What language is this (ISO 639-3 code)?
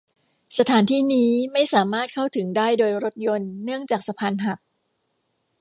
tha